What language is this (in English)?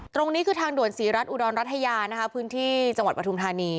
Thai